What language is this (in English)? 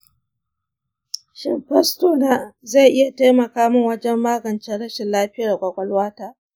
Hausa